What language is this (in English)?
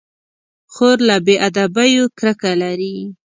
Pashto